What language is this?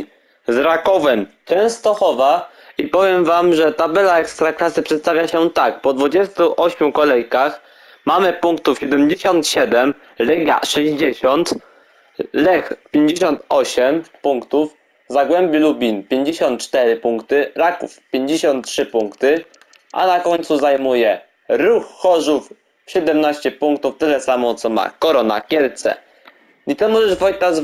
Polish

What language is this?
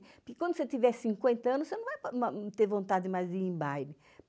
Portuguese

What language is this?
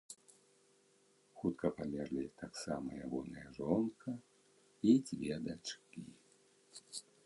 Belarusian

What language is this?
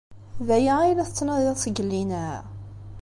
Kabyle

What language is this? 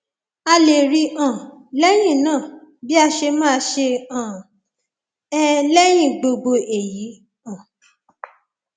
Yoruba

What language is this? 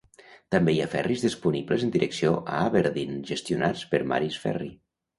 Catalan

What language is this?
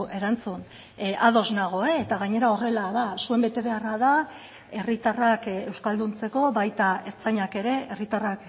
Basque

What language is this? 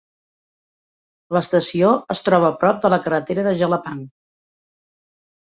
Catalan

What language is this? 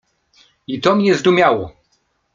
Polish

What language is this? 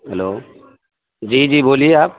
Urdu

